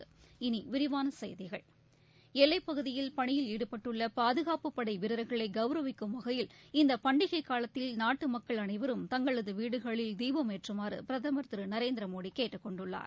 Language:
Tamil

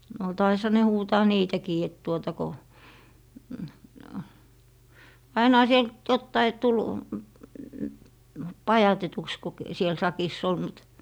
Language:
Finnish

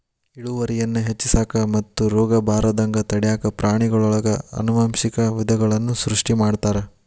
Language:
Kannada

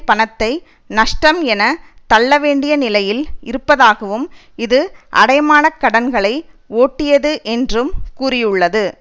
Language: Tamil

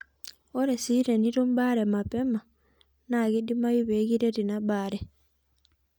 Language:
Masai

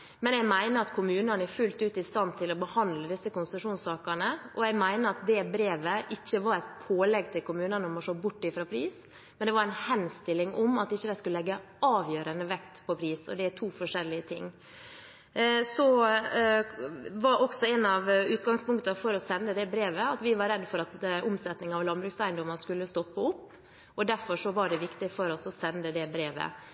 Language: Norwegian Bokmål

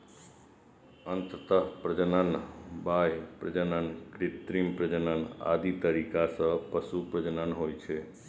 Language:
Maithili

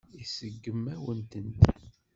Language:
Kabyle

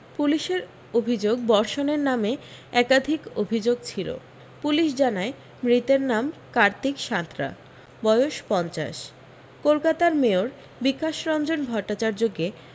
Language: Bangla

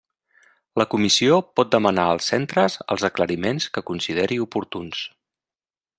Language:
Catalan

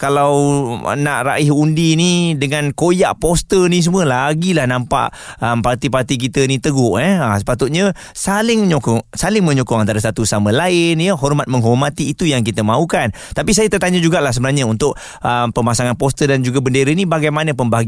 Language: Malay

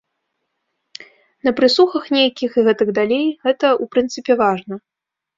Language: Belarusian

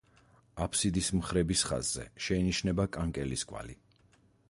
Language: Georgian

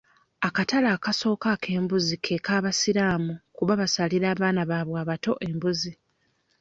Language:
Ganda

